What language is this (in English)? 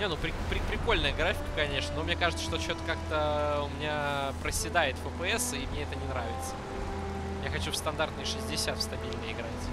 Russian